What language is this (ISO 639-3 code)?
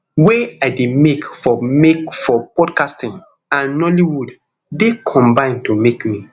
pcm